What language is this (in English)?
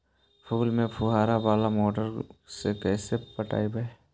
Magahi